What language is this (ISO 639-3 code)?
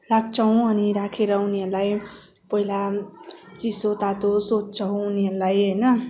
nep